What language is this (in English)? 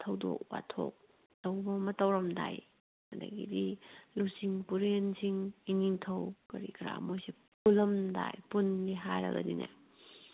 Manipuri